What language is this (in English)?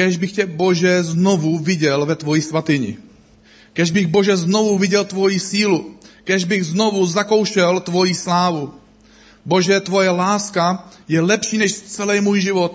Czech